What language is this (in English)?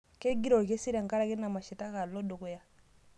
Masai